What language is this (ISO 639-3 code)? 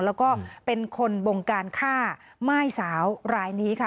tha